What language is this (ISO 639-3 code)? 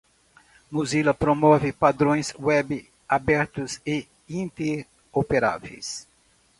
por